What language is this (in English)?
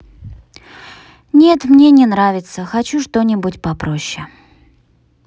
Russian